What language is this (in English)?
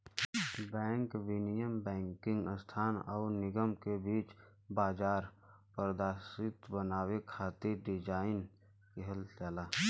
Bhojpuri